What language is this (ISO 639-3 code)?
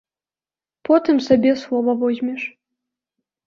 bel